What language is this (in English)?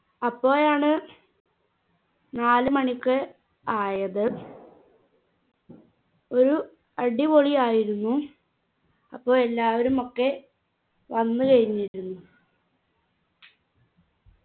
Malayalam